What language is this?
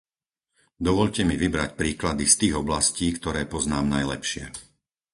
Slovak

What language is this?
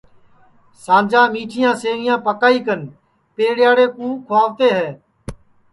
Sansi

